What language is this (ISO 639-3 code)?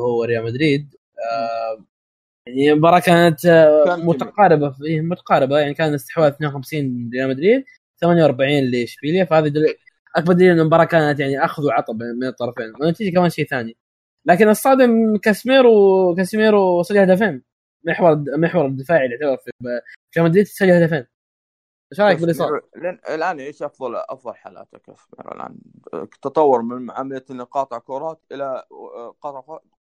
ara